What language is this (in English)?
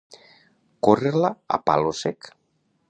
Catalan